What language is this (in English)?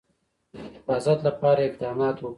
Pashto